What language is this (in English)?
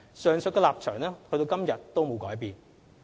Cantonese